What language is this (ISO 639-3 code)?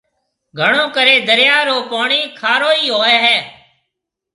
mve